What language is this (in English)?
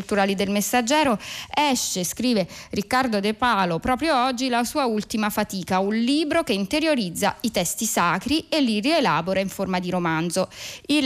Italian